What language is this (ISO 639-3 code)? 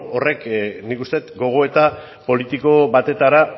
eus